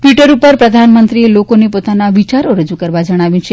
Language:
Gujarati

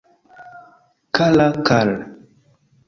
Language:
Esperanto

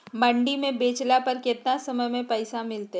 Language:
Magahi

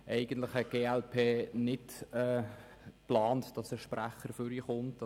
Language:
Swiss German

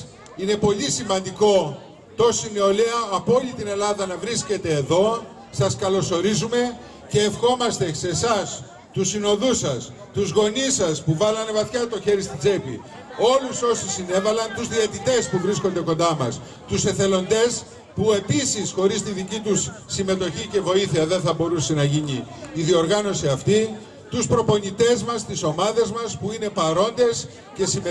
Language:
Greek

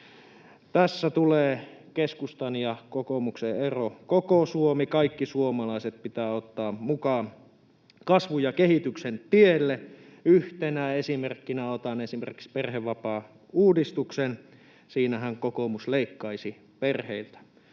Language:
Finnish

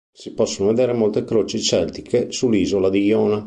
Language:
Italian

